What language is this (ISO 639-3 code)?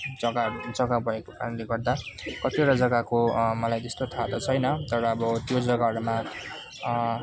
nep